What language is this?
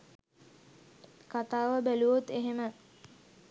Sinhala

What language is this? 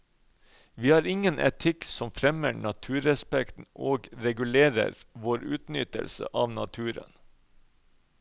Norwegian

